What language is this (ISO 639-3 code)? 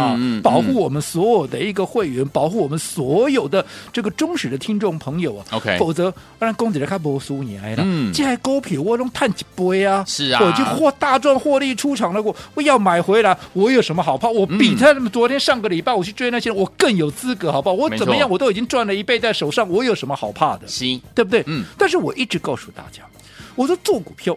zho